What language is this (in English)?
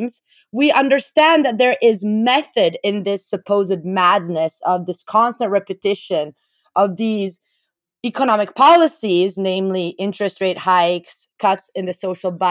English